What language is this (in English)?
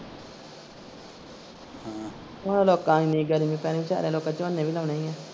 Punjabi